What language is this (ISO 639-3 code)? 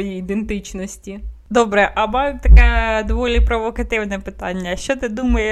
ukr